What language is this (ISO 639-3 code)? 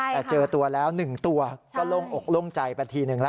tha